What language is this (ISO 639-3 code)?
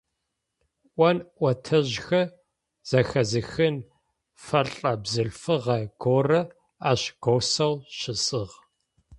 ady